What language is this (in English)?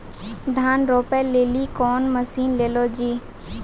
Maithili